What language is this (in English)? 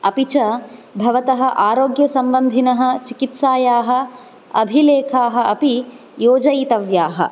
Sanskrit